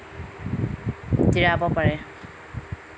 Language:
Assamese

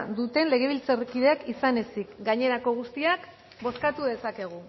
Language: Basque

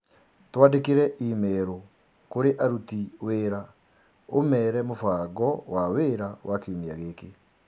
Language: Kikuyu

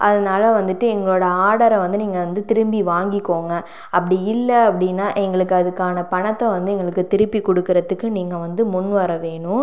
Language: Tamil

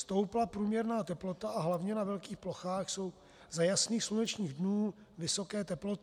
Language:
Czech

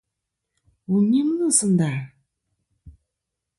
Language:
Kom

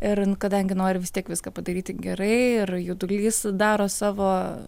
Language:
Lithuanian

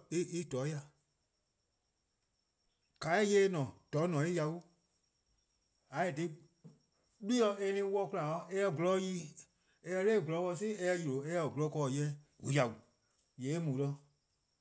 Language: Eastern Krahn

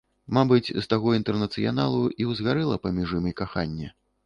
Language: Belarusian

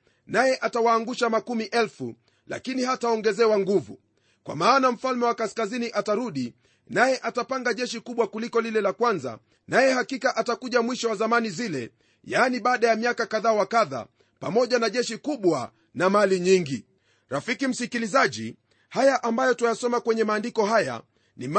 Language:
Swahili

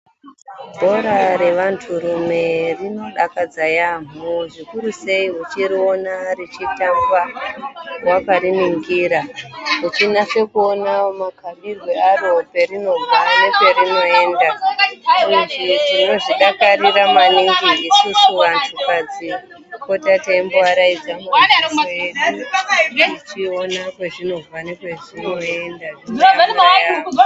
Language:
Ndau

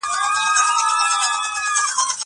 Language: Pashto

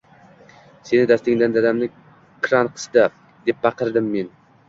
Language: Uzbek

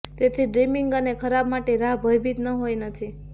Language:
Gujarati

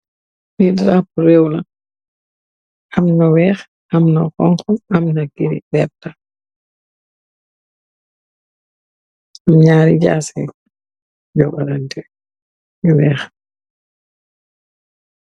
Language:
Wolof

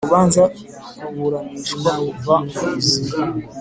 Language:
Kinyarwanda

